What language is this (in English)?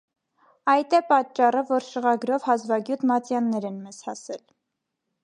Armenian